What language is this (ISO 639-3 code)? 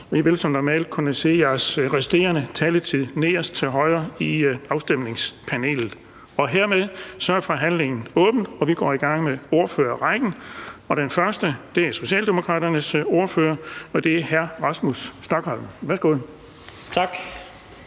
dan